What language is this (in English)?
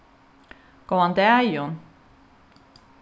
Faroese